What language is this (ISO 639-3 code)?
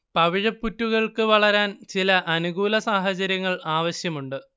mal